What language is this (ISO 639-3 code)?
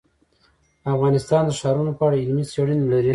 pus